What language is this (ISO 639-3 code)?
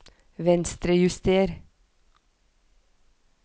nor